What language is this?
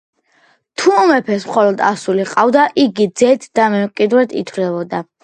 Georgian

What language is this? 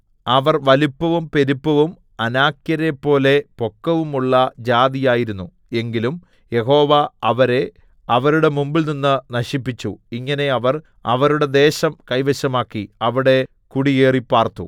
Malayalam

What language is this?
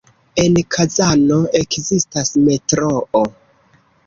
Esperanto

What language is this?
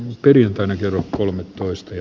Finnish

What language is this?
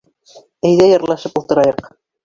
Bashkir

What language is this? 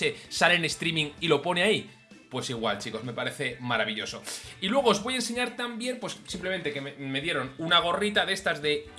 Spanish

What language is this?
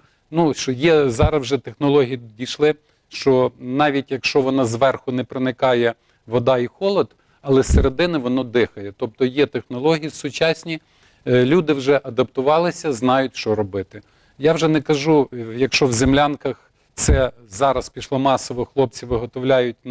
Ukrainian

